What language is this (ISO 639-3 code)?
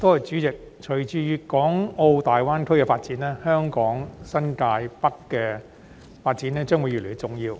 yue